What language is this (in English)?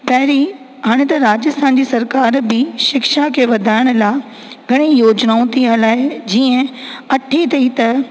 Sindhi